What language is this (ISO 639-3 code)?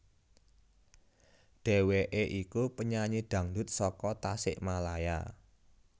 jav